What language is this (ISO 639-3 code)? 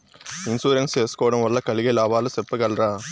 tel